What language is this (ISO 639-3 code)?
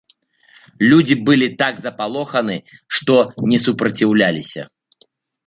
bel